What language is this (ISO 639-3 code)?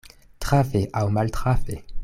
epo